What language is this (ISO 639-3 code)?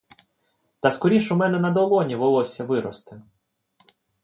ukr